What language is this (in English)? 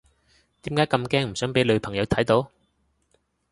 Cantonese